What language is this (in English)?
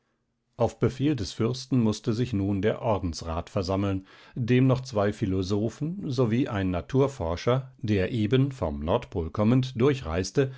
German